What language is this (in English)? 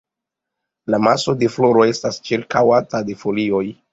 Esperanto